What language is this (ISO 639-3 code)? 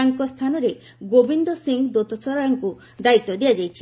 ori